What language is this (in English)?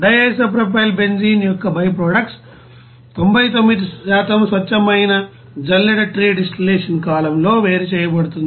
Telugu